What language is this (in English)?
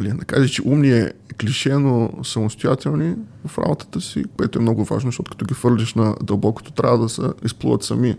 Bulgarian